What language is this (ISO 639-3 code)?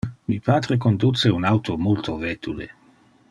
ina